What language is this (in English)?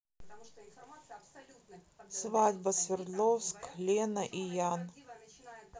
Russian